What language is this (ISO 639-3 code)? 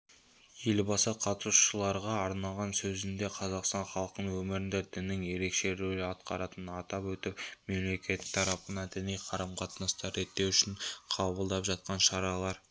kaz